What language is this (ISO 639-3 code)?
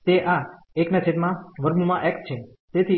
guj